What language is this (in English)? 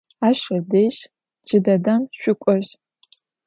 Adyghe